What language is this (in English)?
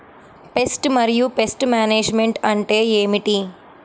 Telugu